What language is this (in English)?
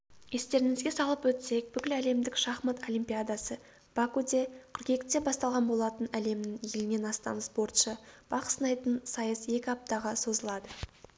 Kazakh